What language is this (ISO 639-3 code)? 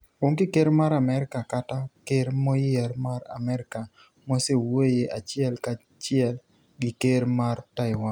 luo